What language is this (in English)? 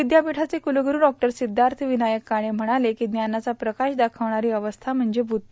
Marathi